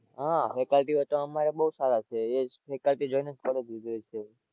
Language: Gujarati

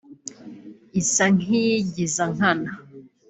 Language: Kinyarwanda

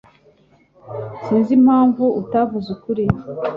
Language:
Kinyarwanda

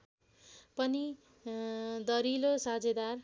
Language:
Nepali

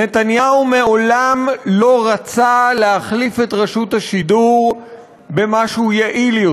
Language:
Hebrew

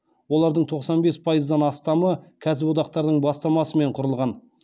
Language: Kazakh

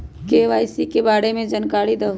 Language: Magahi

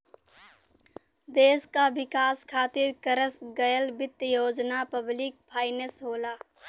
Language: Bhojpuri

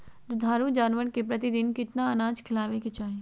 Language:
Magahi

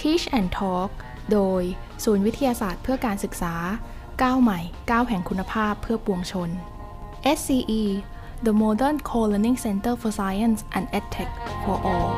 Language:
Thai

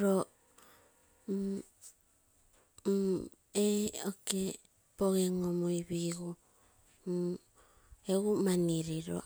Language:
Terei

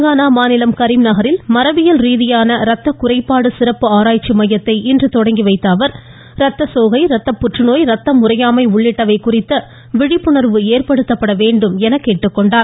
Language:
Tamil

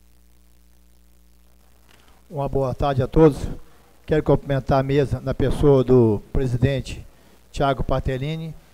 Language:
Portuguese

